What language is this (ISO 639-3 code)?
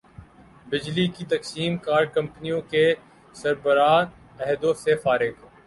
urd